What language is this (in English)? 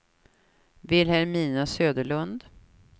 Swedish